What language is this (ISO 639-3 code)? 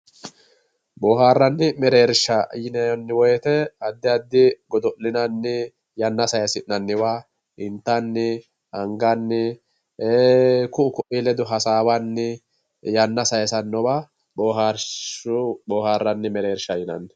sid